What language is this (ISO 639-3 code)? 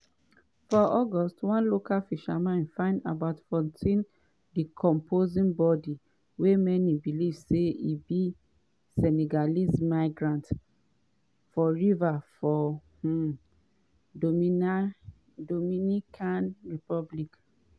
pcm